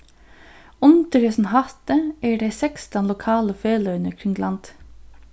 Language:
Faroese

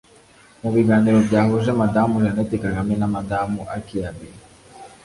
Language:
Kinyarwanda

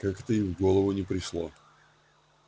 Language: Russian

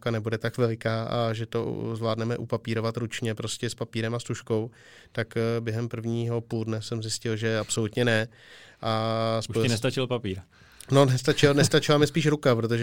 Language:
Czech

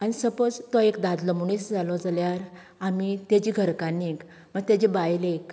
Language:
Konkani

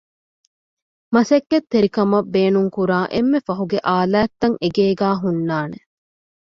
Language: Divehi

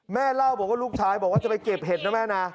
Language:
Thai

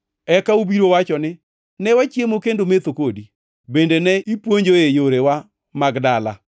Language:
Luo (Kenya and Tanzania)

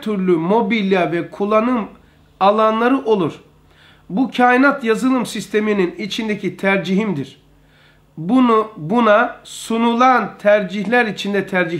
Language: Turkish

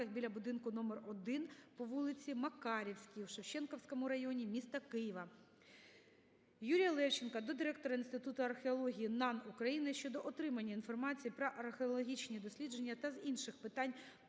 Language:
Ukrainian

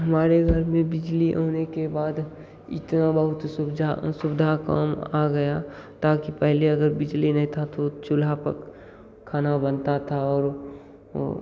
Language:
Hindi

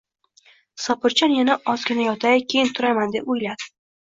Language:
Uzbek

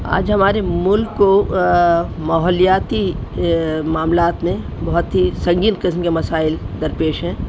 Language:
Urdu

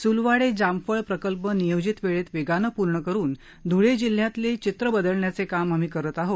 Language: Marathi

